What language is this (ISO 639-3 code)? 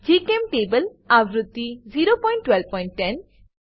guj